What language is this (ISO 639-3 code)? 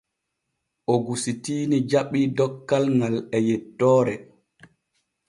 fue